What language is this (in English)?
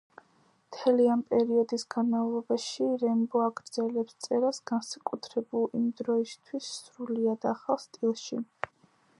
Georgian